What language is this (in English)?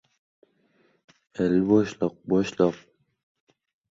Uzbek